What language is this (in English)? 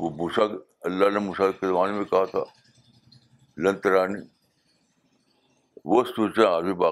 Urdu